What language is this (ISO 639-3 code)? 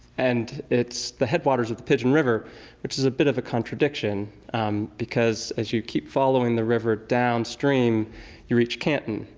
eng